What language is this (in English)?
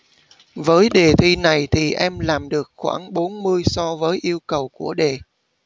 Vietnamese